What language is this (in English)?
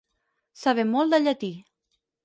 Catalan